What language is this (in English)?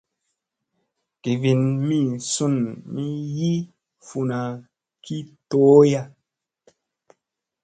Musey